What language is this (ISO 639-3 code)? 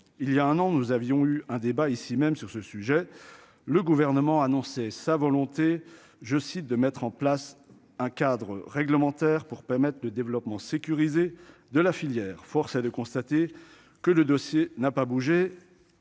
fra